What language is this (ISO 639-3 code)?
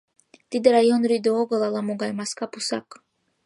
chm